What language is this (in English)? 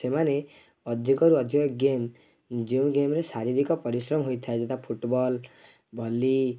Odia